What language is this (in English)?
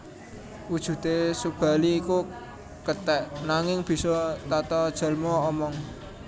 Javanese